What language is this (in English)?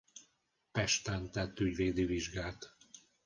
Hungarian